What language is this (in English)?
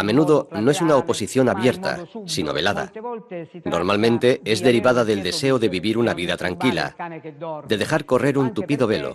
Spanish